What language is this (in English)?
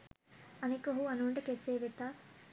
Sinhala